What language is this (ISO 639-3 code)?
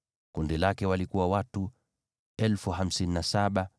swa